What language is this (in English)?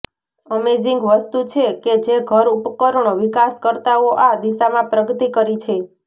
Gujarati